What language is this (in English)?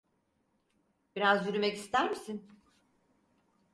Turkish